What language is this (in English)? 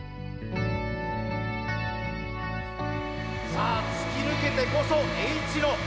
Japanese